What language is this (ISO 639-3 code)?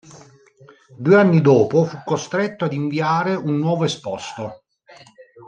ita